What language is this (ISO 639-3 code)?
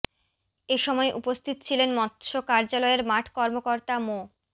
ben